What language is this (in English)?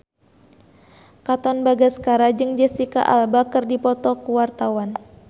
Sundanese